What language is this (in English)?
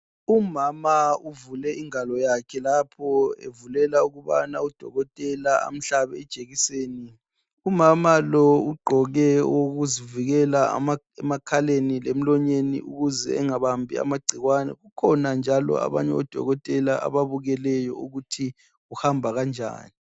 North Ndebele